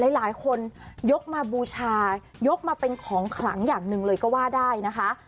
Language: Thai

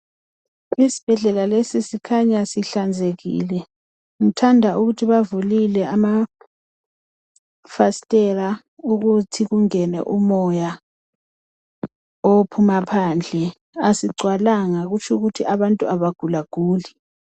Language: North Ndebele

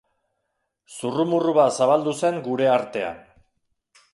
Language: Basque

